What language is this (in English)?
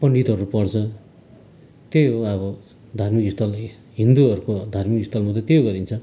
Nepali